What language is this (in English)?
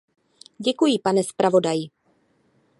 Czech